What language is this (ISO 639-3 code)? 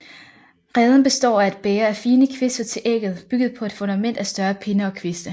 dan